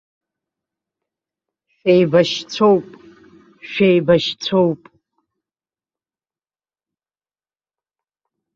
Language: Abkhazian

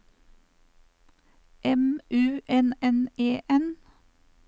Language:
Norwegian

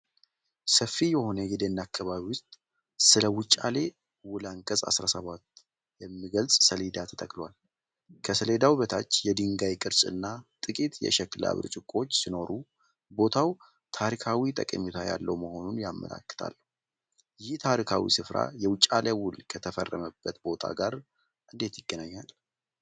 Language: Amharic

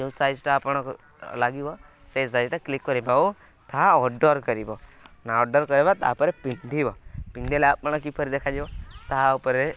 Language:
Odia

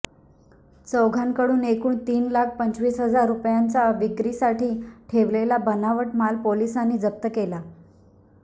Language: Marathi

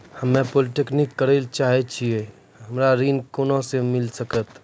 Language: Maithili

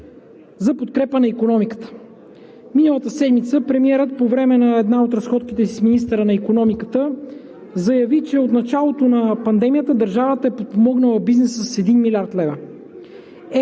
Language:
Bulgarian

